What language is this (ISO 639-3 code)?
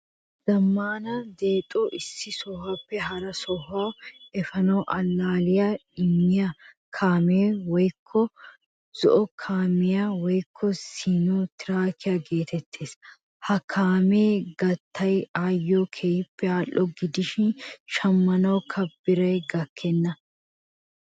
wal